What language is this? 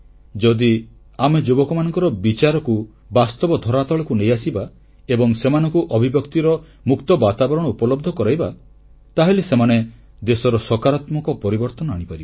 Odia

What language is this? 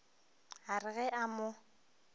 Northern Sotho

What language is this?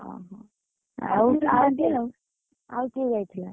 Odia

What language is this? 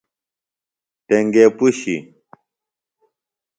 Phalura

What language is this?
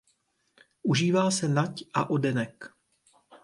Czech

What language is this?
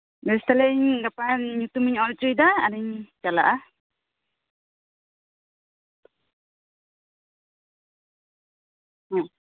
Santali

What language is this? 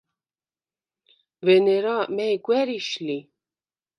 Svan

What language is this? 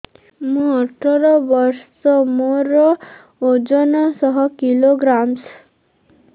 Odia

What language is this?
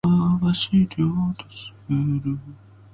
Japanese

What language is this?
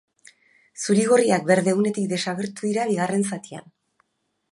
Basque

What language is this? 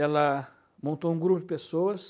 Portuguese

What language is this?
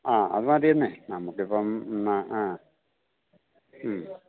Malayalam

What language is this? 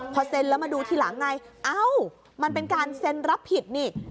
Thai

